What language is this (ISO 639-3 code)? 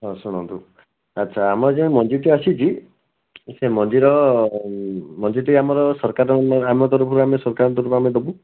ori